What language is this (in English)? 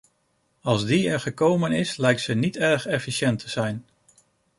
Dutch